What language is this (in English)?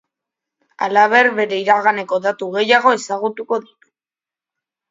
Basque